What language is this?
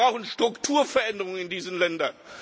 German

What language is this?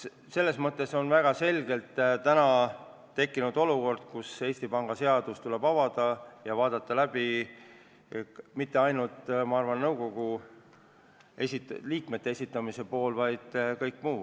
Estonian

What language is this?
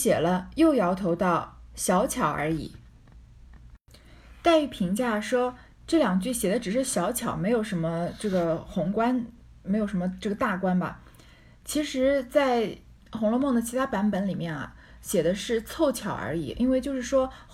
Chinese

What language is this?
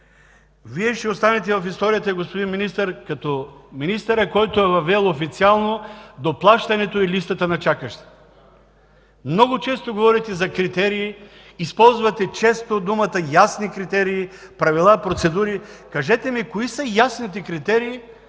Bulgarian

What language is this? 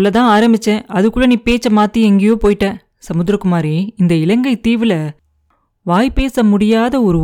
Tamil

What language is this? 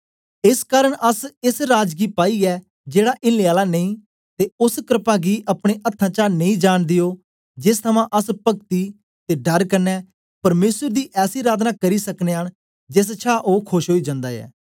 Dogri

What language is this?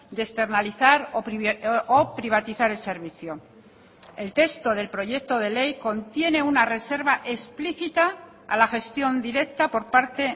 Spanish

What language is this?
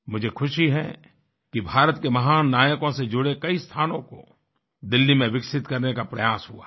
Hindi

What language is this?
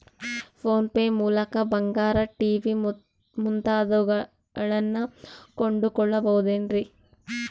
Kannada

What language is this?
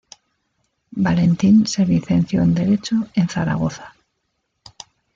Spanish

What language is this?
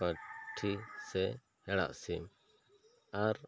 Santali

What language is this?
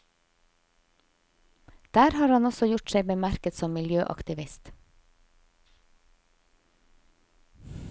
Norwegian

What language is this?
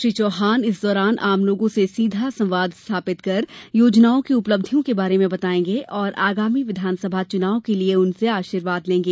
Hindi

